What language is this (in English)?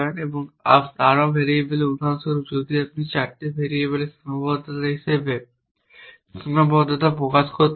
Bangla